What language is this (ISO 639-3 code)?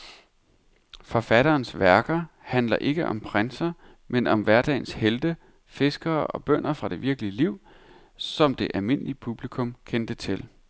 dan